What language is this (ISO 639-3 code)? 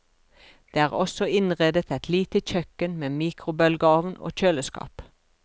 nor